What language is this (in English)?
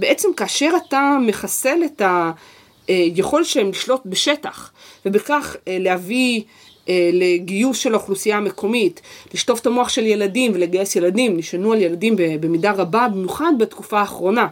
Hebrew